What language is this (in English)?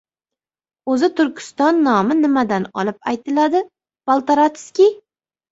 Uzbek